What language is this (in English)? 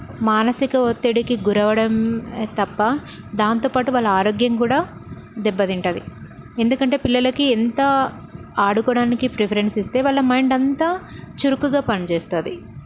Telugu